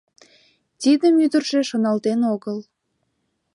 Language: Mari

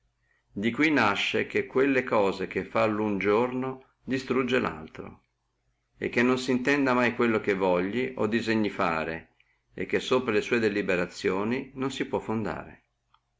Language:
Italian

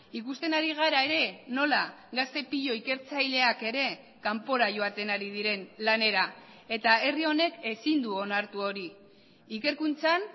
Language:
Basque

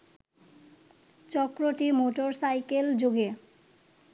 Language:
Bangla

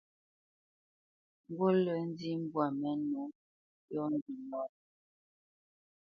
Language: Bamenyam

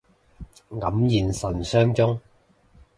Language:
Cantonese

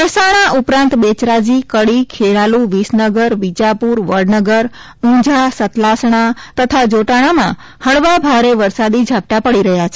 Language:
Gujarati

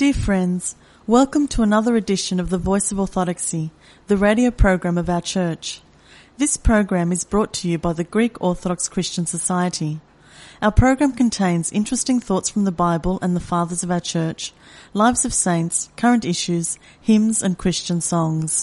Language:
Greek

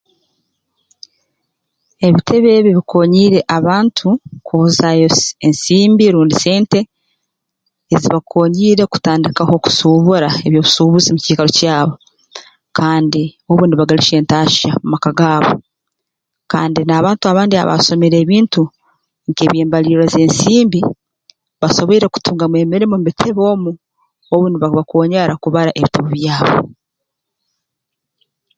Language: Tooro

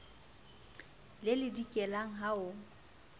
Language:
Southern Sotho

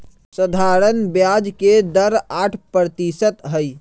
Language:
Magahi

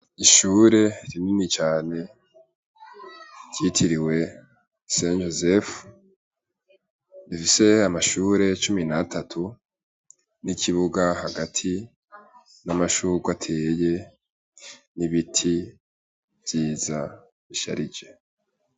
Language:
Rundi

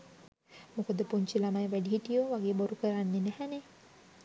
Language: Sinhala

